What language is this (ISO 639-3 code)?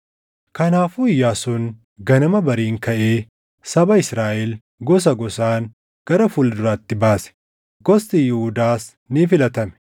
orm